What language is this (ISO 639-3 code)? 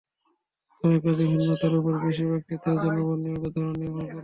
ben